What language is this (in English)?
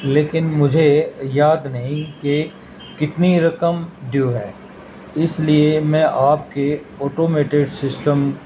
Urdu